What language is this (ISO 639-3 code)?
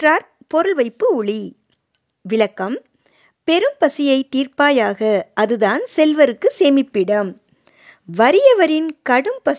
tam